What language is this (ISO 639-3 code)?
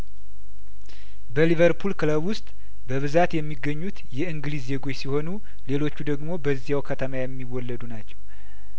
amh